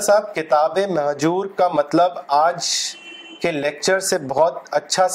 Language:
Urdu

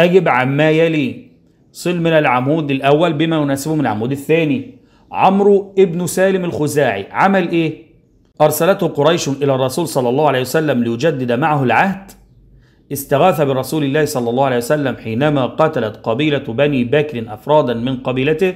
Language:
Arabic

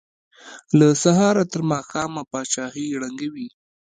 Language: Pashto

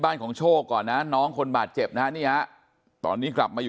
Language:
Thai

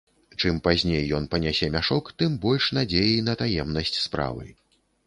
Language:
Belarusian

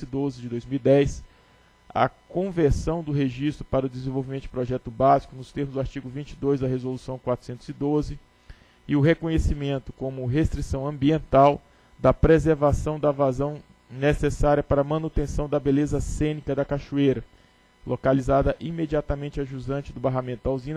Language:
Portuguese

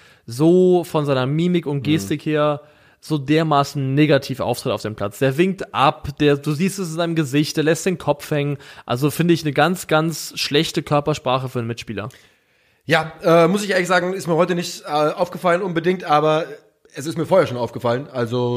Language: German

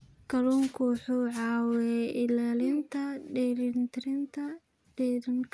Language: Somali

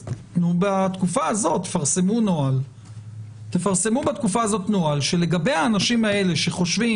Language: Hebrew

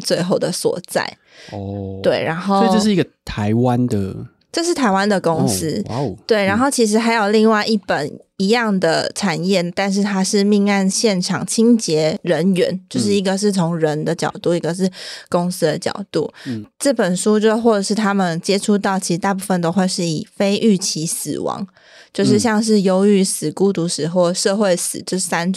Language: Chinese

